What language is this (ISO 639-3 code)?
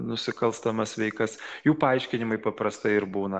lit